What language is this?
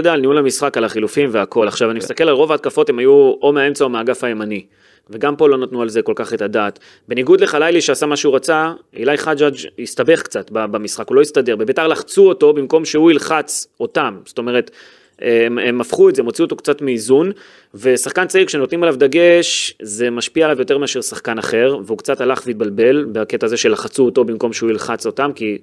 Hebrew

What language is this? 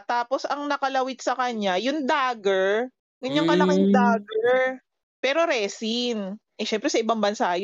Filipino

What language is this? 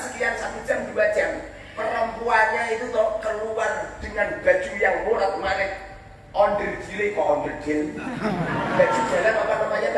Indonesian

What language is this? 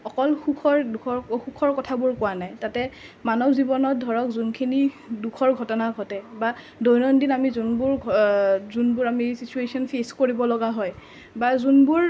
Assamese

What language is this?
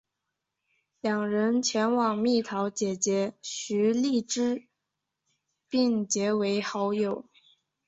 Chinese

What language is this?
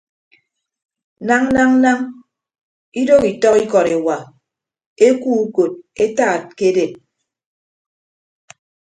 Ibibio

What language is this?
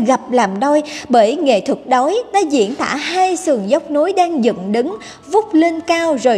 Vietnamese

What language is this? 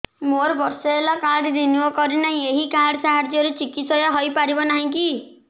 Odia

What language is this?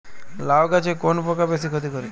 Bangla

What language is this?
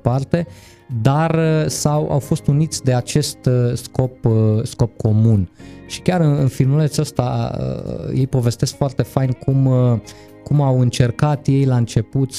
Romanian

